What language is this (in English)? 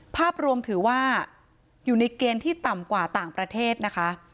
Thai